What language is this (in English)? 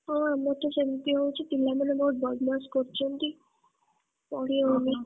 Odia